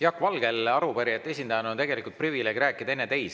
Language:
Estonian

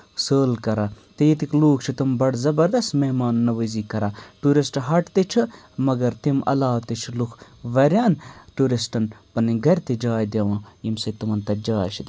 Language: Kashmiri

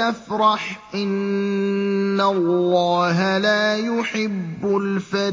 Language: Arabic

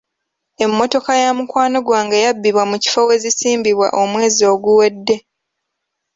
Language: Ganda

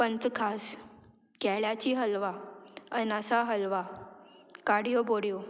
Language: Konkani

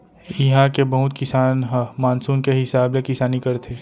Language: Chhattisgarhi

